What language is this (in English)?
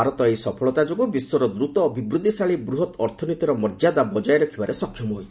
Odia